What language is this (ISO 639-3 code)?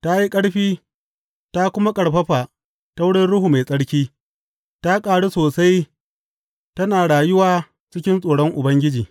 hau